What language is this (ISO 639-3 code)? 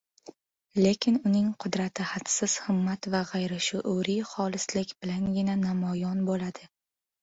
uzb